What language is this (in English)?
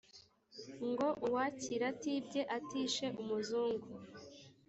Kinyarwanda